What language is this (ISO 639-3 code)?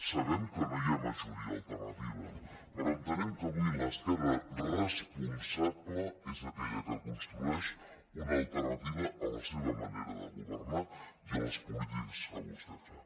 cat